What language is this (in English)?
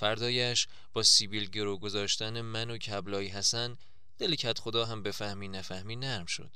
Persian